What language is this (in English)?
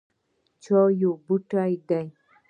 Pashto